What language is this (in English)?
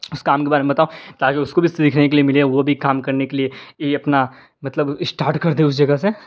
Urdu